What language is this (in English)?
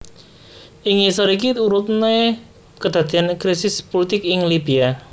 Javanese